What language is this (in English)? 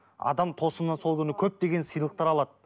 Kazakh